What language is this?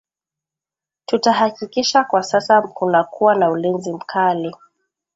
Swahili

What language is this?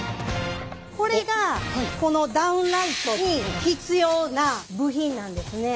Japanese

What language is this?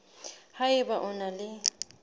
Southern Sotho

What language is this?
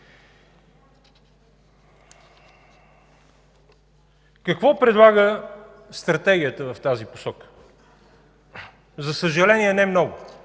Bulgarian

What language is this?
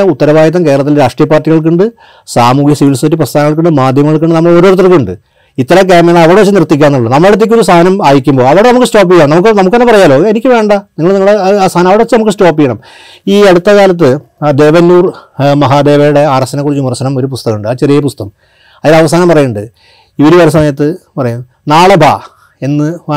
Malayalam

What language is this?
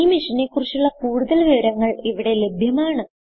Malayalam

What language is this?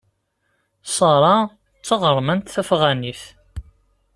Kabyle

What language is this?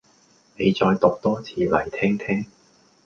Cantonese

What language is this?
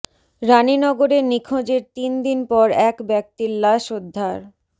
Bangla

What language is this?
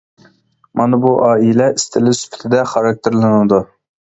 Uyghur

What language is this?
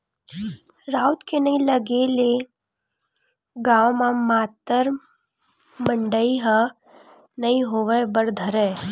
Chhattisgarhi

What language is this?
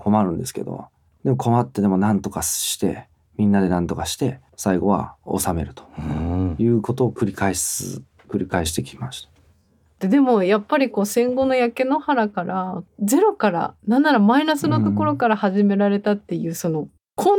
Japanese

